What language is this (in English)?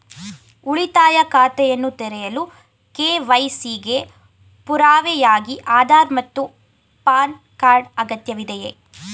Kannada